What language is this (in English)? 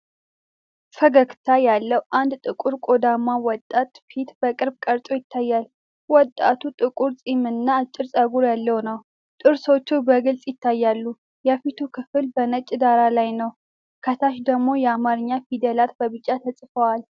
Amharic